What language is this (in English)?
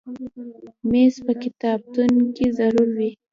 Pashto